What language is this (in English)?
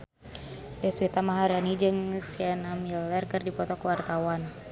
Sundanese